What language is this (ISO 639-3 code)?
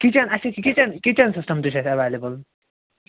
kas